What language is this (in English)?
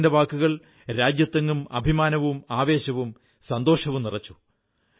Malayalam